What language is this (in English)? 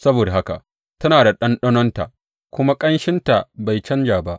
Hausa